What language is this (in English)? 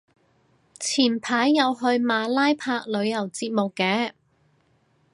Cantonese